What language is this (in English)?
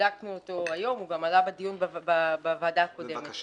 Hebrew